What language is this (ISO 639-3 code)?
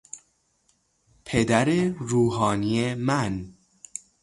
fas